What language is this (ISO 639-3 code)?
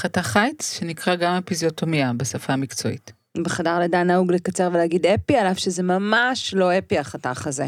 heb